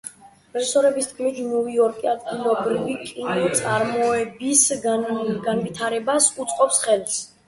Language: Georgian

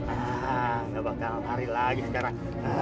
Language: Indonesian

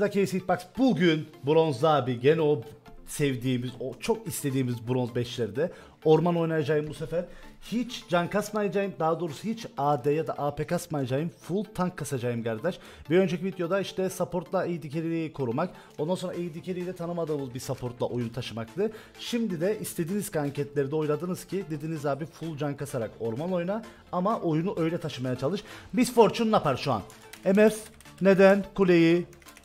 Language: Turkish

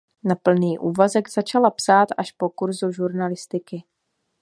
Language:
Czech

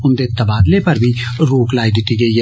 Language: Dogri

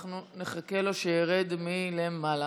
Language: Hebrew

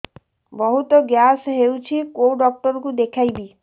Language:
Odia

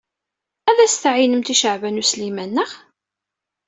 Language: Kabyle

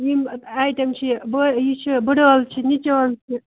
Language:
Kashmiri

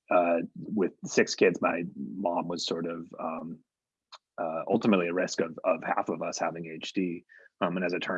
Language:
English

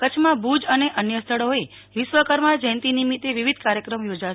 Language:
Gujarati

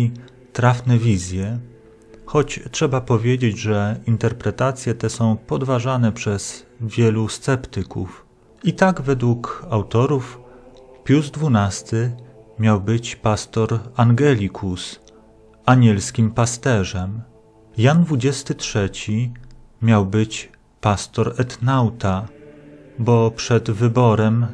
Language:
Polish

